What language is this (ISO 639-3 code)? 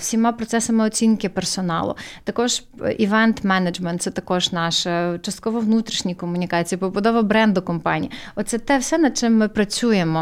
ukr